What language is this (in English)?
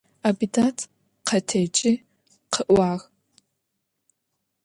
Adyghe